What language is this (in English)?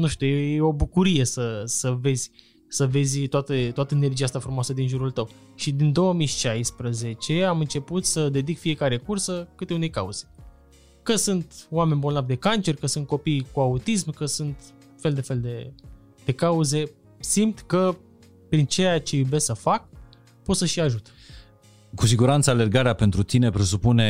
Romanian